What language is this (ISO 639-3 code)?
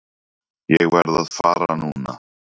isl